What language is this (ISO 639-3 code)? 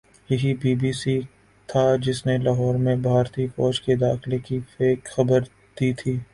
urd